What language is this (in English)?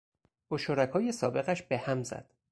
Persian